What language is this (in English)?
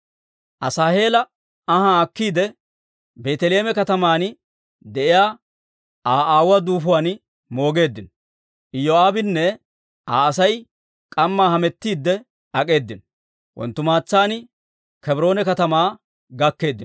Dawro